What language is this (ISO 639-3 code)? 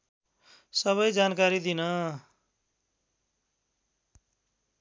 nep